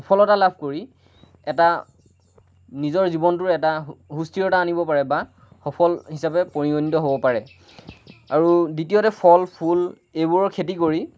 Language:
Assamese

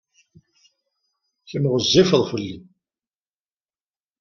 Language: Kabyle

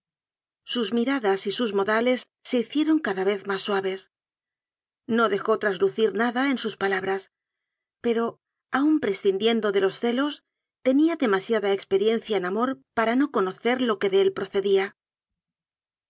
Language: Spanish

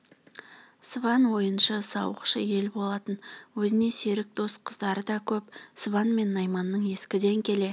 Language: Kazakh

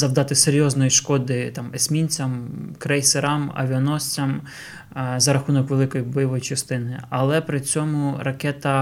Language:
Ukrainian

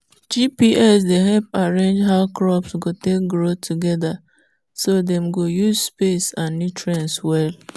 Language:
Nigerian Pidgin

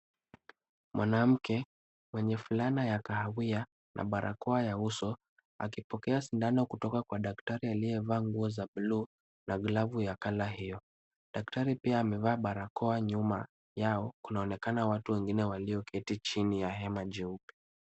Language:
Swahili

